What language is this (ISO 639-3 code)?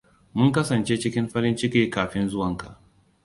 hau